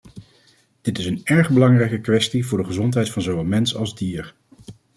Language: Dutch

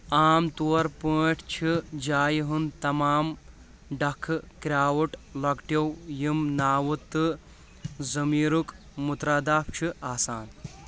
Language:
Kashmiri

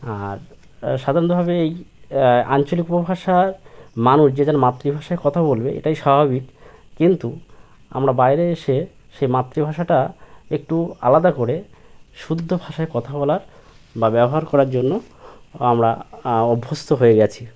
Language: Bangla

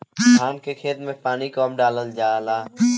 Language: Bhojpuri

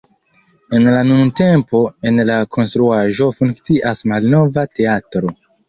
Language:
Esperanto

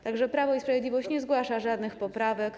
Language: Polish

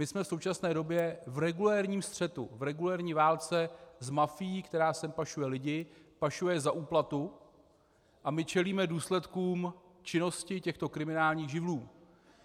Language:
Czech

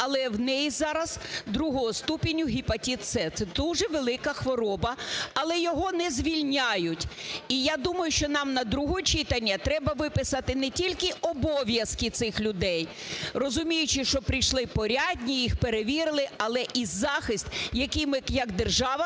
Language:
Ukrainian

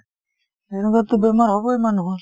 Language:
Assamese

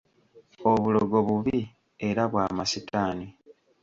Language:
Ganda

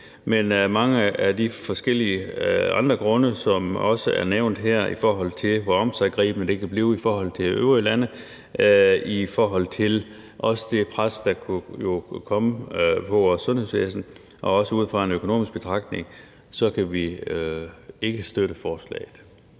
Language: Danish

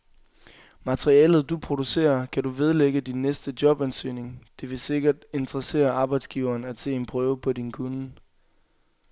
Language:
Danish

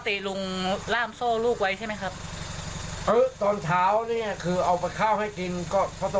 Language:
Thai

